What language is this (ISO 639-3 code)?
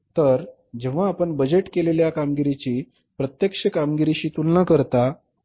mar